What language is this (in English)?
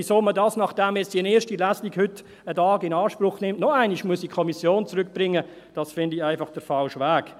Swiss German